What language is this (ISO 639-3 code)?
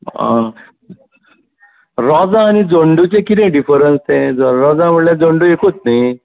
kok